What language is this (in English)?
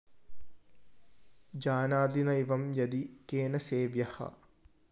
Malayalam